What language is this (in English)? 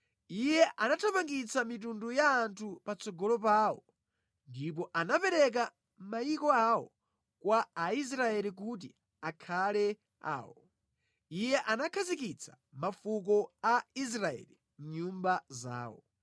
Nyanja